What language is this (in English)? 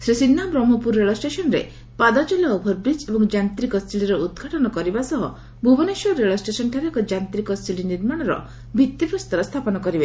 Odia